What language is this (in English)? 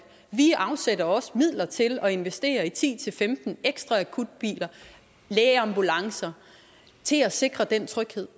Danish